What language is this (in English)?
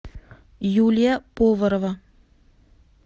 Russian